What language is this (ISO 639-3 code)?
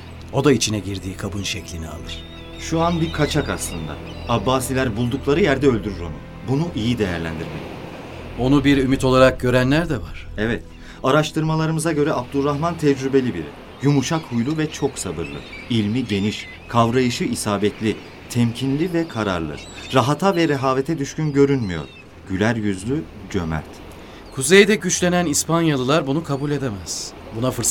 tur